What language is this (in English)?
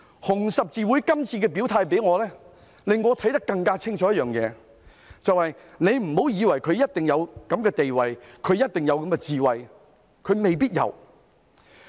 Cantonese